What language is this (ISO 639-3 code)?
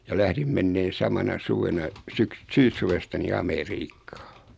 fin